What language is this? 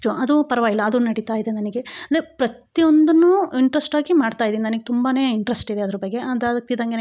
Kannada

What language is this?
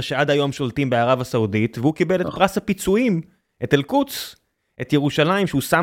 Hebrew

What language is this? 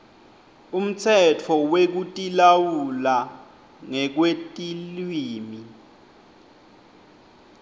Swati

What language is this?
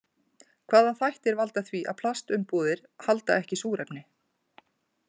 Icelandic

